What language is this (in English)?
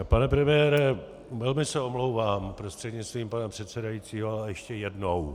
Czech